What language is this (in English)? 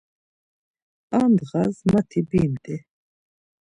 Laz